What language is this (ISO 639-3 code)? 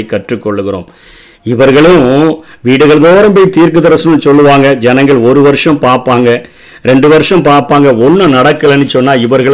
tam